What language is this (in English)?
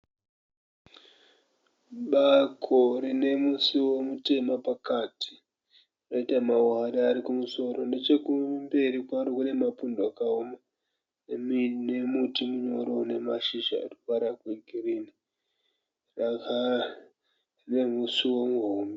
Shona